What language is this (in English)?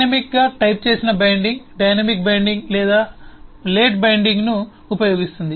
Telugu